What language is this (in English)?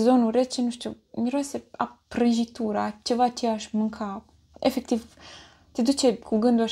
Romanian